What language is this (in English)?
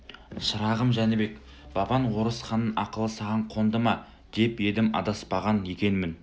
Kazakh